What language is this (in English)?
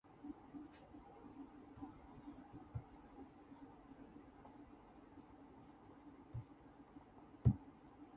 Japanese